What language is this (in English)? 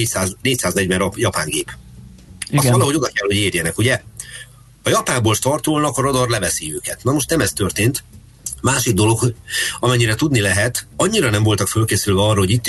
Hungarian